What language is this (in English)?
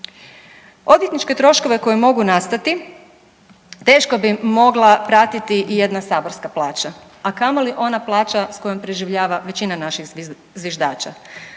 Croatian